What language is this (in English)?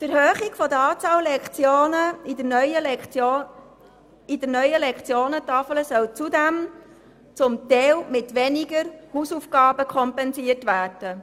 Swiss German